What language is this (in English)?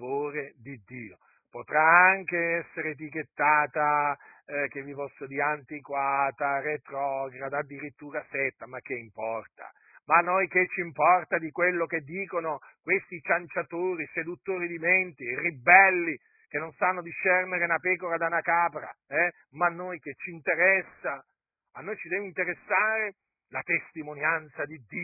Italian